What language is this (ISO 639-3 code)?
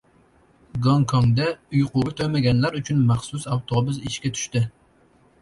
uzb